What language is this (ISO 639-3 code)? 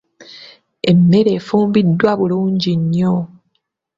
lug